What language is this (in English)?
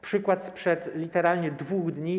Polish